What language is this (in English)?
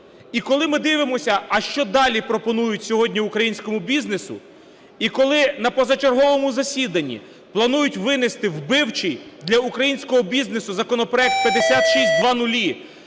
Ukrainian